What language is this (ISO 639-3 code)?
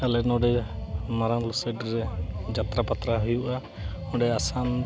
sat